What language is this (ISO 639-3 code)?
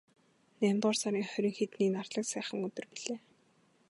mon